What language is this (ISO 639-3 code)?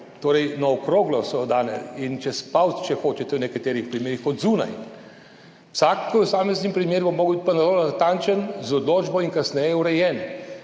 slv